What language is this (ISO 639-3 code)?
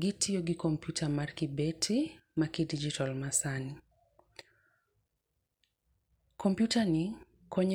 luo